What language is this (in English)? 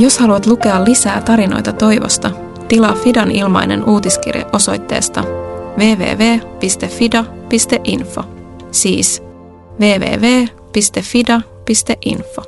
Finnish